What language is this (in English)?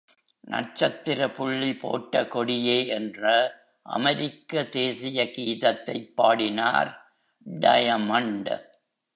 Tamil